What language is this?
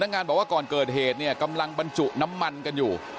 Thai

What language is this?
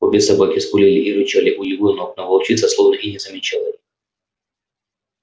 Russian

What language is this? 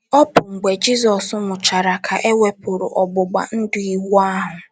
Igbo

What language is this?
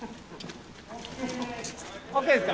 Japanese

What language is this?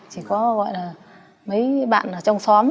Vietnamese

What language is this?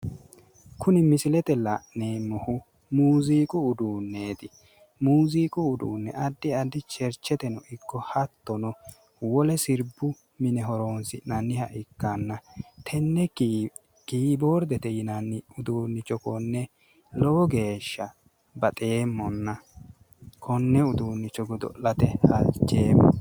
Sidamo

